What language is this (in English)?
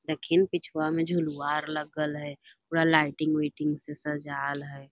Magahi